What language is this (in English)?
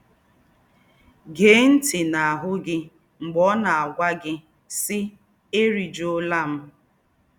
Igbo